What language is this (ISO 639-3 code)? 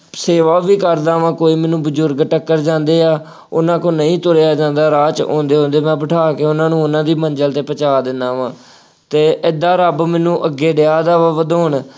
pan